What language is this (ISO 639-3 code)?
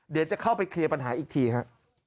tha